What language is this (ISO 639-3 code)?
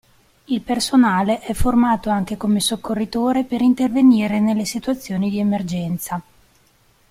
ita